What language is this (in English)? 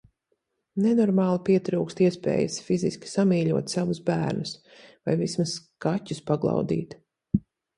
Latvian